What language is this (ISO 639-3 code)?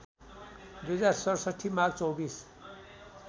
nep